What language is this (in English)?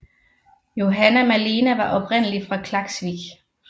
Danish